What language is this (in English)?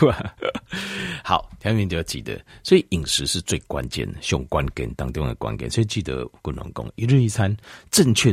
Chinese